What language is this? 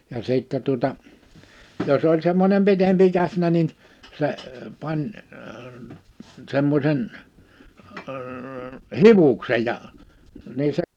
Finnish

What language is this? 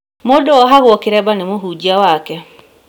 Kikuyu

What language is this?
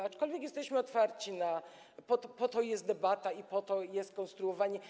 Polish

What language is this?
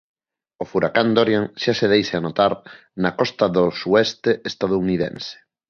Galician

